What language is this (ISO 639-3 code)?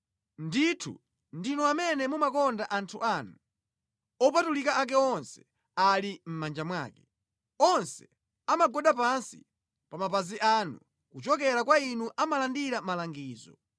nya